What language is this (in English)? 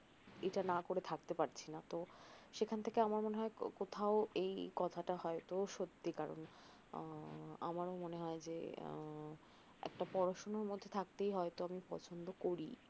Bangla